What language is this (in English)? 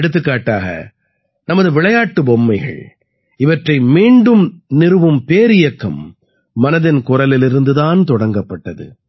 Tamil